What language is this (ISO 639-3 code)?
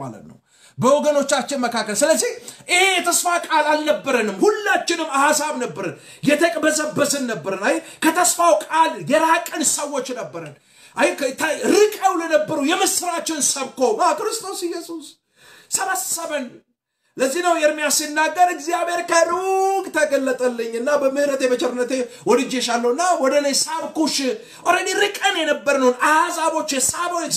ara